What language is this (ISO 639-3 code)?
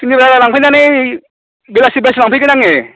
brx